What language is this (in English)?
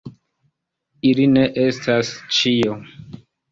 Esperanto